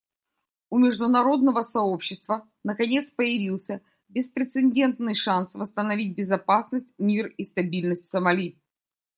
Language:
Russian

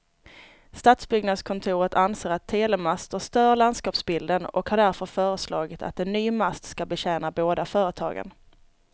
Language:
Swedish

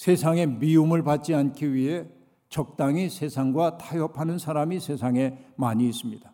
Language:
Korean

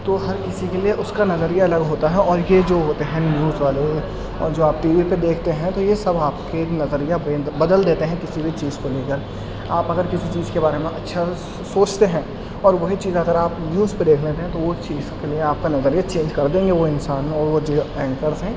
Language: Urdu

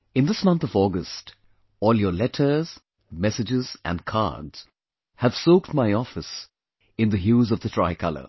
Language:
English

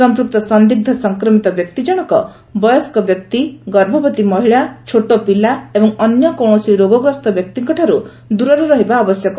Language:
Odia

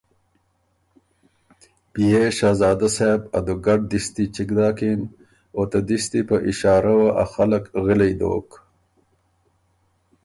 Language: Ormuri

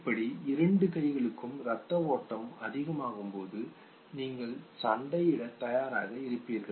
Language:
Tamil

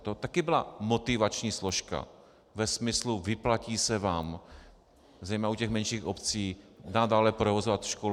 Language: Czech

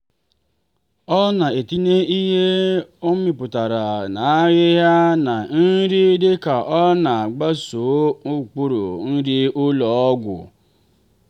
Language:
Igbo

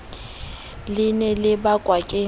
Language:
Southern Sotho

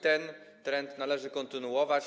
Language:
Polish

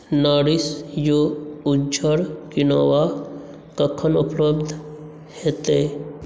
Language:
Maithili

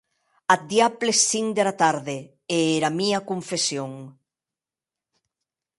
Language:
Occitan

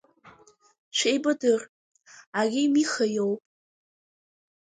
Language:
Abkhazian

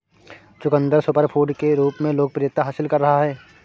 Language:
Hindi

